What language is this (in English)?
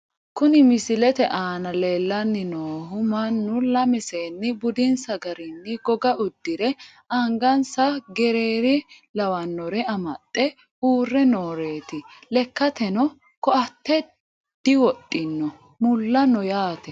Sidamo